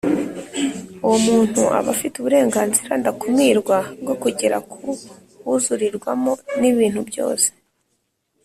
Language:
Kinyarwanda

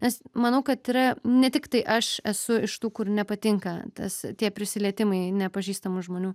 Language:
Lithuanian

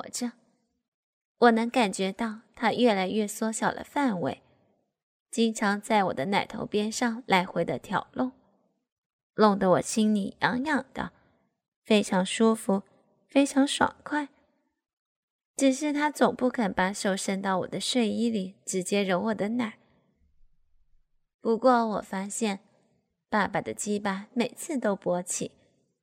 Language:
Chinese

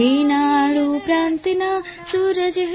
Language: Gujarati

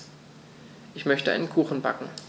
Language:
German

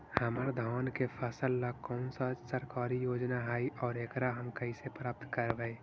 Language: Magahi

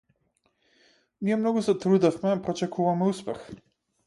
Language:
Macedonian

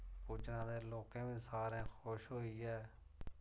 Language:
Dogri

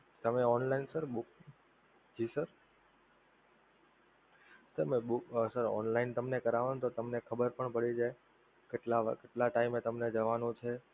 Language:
Gujarati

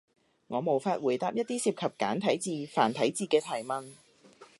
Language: Cantonese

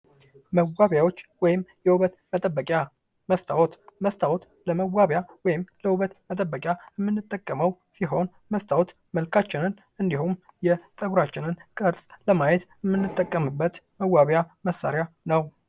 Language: Amharic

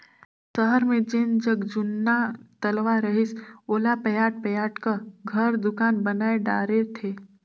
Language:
Chhattisgarhi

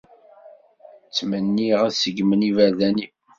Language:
Kabyle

